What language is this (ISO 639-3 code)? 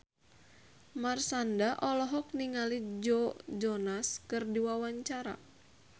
sun